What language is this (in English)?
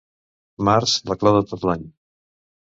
Catalan